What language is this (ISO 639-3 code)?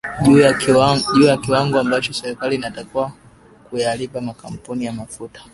swa